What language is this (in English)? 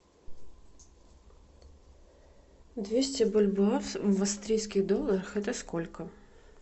Russian